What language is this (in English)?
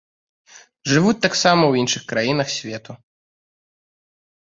Belarusian